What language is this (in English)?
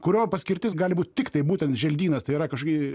Lithuanian